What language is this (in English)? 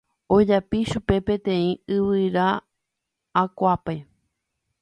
Guarani